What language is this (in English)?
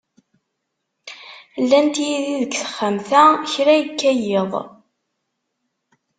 Kabyle